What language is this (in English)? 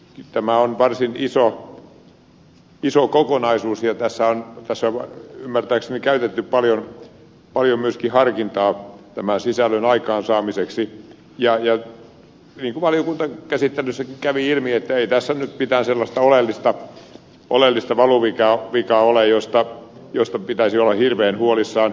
Finnish